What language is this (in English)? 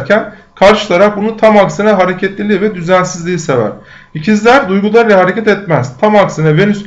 Turkish